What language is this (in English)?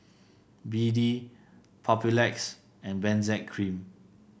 English